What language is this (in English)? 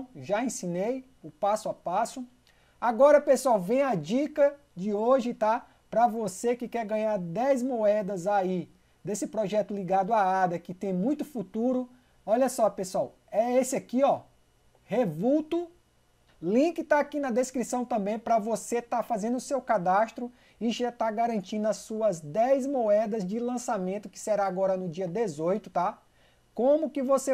Portuguese